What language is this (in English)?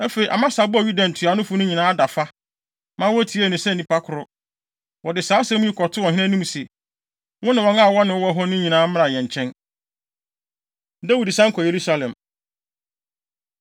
Akan